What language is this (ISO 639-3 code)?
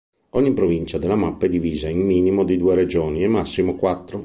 ita